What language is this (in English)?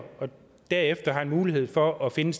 Danish